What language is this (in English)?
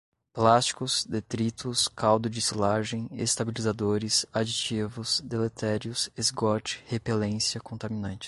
Portuguese